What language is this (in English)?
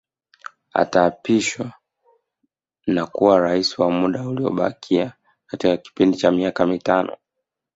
Swahili